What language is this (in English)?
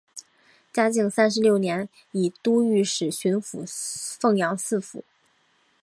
Chinese